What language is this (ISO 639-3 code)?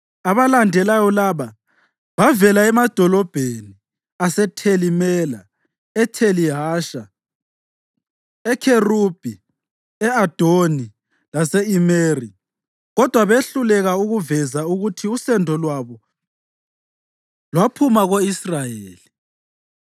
nde